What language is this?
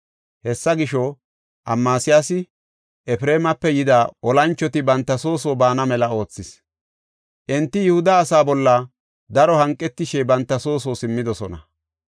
Gofa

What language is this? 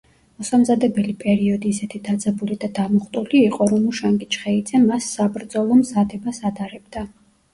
Georgian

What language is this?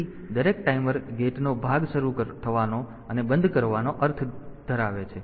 Gujarati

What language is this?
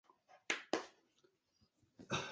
Chinese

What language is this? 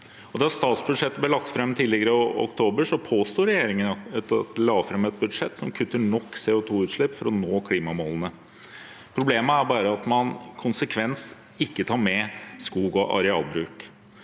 Norwegian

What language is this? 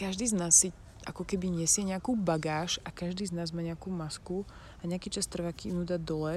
Slovak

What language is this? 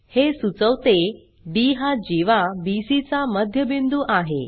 Marathi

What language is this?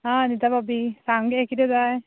Konkani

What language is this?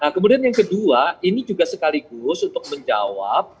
Indonesian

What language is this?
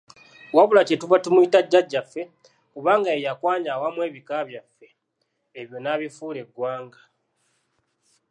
Ganda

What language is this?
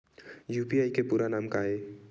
Chhattisgarhi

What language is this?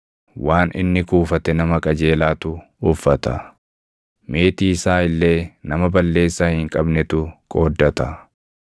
Oromo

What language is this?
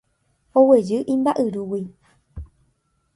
Guarani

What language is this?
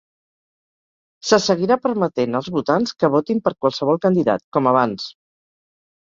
Catalan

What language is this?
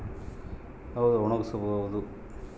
Kannada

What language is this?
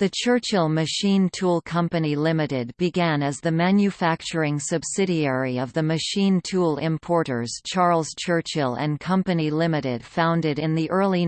English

